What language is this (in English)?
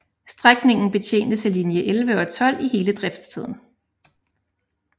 Danish